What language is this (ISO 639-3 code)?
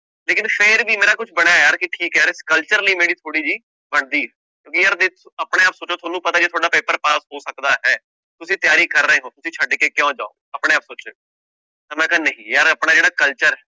pan